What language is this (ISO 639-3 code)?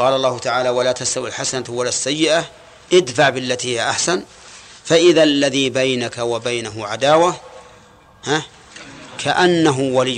ara